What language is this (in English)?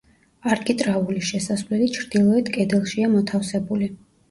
Georgian